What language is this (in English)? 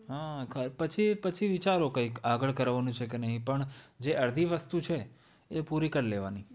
Gujarati